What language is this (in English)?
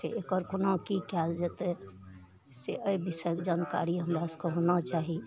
Maithili